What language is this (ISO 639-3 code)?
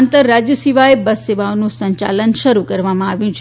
guj